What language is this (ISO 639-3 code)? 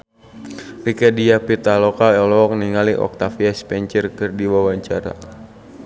sun